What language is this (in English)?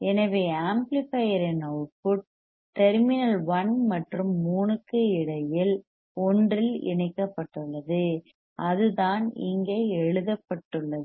Tamil